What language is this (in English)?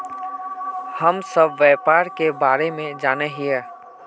Magahi